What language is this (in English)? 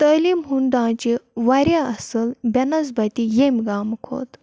Kashmiri